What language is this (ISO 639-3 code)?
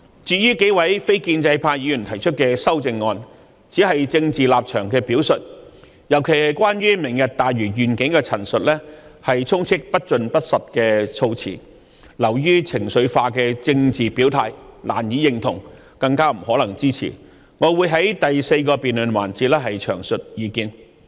yue